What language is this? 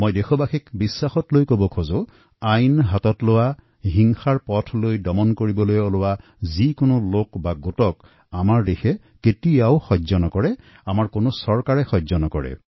Assamese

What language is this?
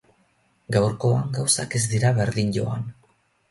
Basque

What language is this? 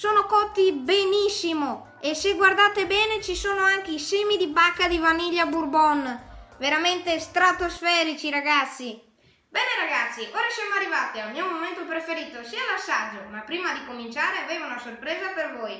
Italian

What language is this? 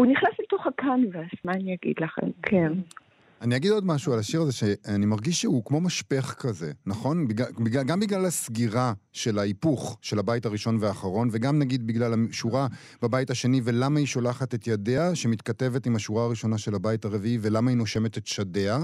Hebrew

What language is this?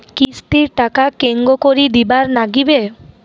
Bangla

